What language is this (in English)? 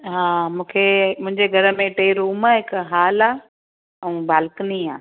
Sindhi